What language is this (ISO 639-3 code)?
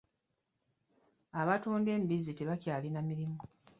lug